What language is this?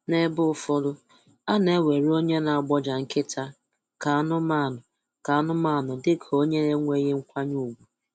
Igbo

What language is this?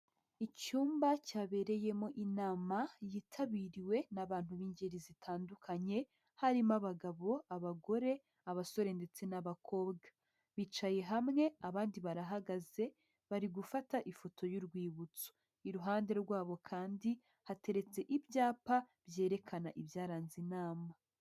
Kinyarwanda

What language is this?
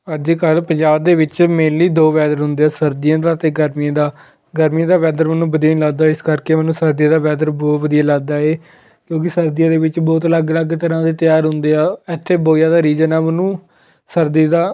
Punjabi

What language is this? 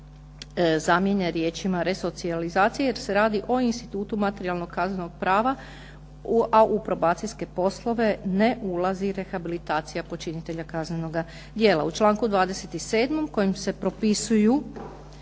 Croatian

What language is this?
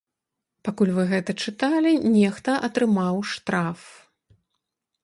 Belarusian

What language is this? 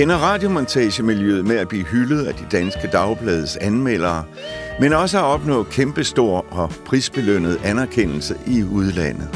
Danish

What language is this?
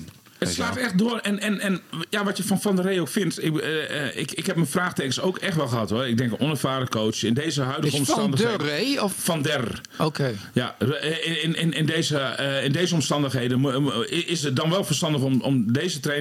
Dutch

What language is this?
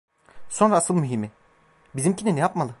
Turkish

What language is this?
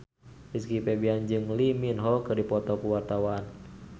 Sundanese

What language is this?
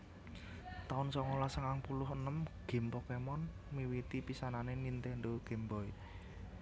Javanese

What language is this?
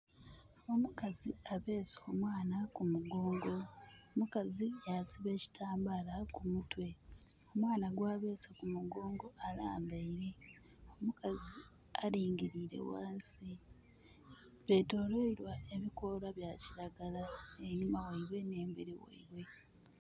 Soga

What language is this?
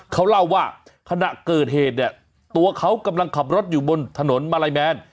Thai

